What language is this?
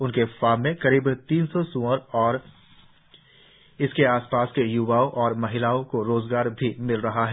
Hindi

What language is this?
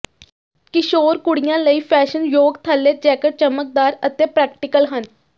Punjabi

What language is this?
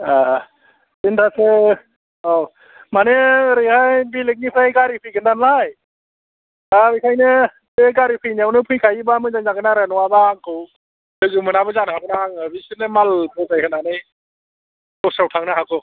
Bodo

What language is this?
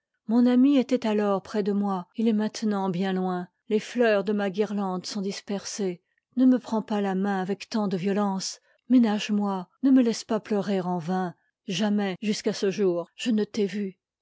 French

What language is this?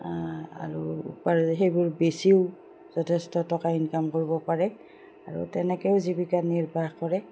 Assamese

